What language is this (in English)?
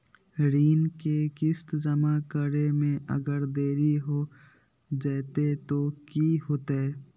Magahi